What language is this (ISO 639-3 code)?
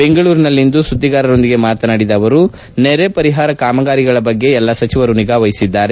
kan